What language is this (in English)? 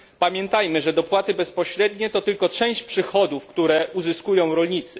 Polish